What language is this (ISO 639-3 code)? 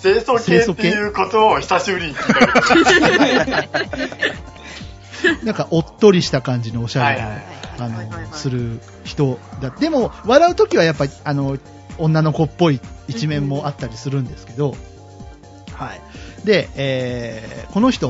jpn